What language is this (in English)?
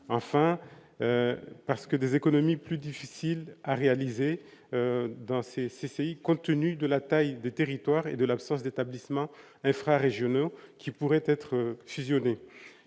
French